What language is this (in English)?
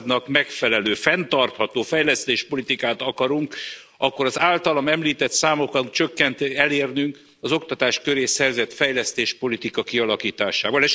Hungarian